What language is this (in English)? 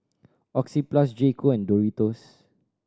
English